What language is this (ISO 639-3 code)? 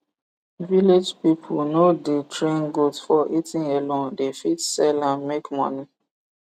pcm